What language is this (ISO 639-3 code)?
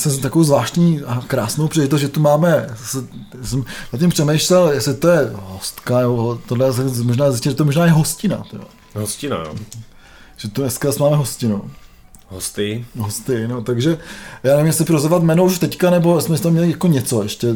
ces